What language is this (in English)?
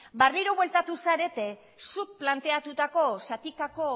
Basque